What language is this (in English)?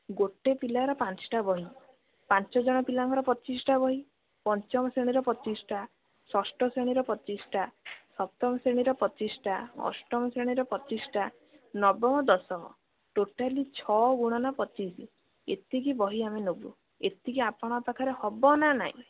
Odia